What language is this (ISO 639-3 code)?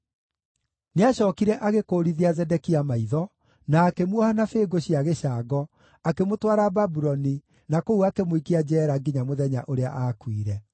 kik